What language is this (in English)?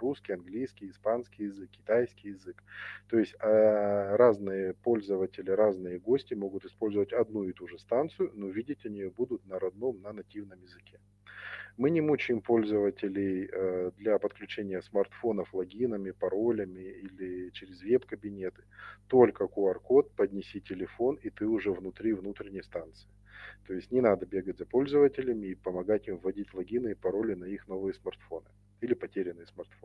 Russian